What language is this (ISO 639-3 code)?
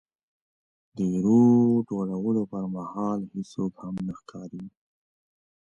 pus